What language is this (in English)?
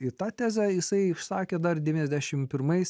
Lithuanian